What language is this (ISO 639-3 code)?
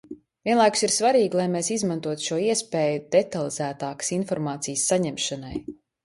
lav